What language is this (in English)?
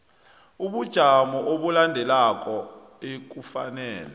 South Ndebele